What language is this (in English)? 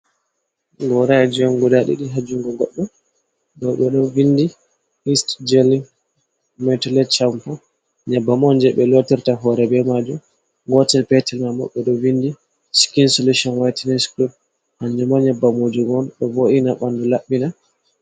Fula